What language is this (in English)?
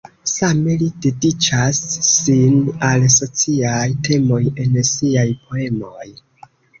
Esperanto